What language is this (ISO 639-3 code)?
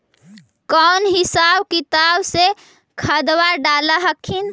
mag